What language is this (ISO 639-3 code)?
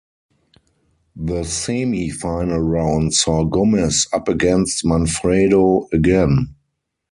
eng